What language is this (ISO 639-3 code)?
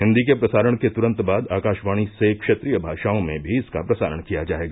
hin